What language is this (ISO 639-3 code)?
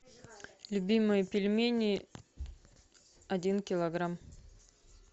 rus